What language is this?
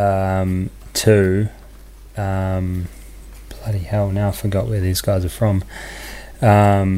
English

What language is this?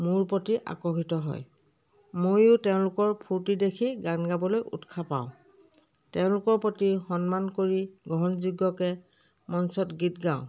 Assamese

